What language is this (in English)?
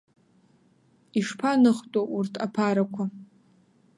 Abkhazian